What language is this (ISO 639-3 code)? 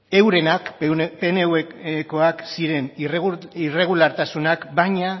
eus